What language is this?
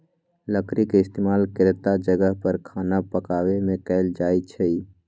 Magahi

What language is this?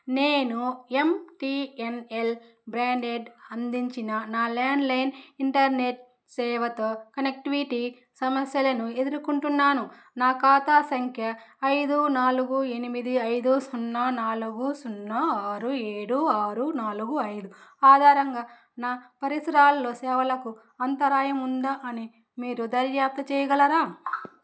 Telugu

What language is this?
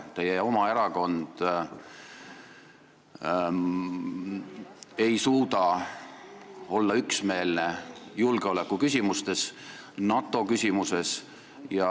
Estonian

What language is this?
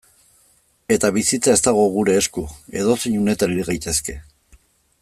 Basque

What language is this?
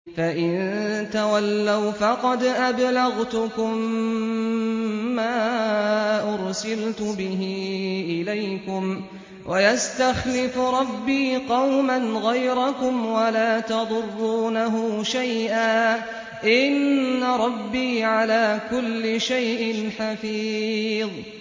Arabic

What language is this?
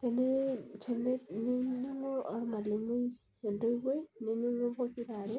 Masai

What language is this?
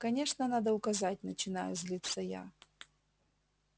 Russian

